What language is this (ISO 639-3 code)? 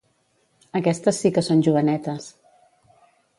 cat